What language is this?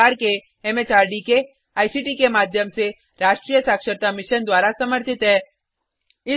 Hindi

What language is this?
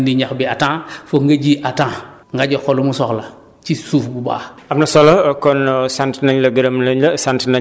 Wolof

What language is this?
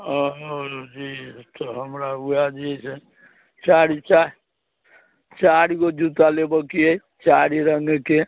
Maithili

